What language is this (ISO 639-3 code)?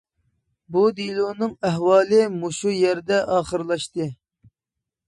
uig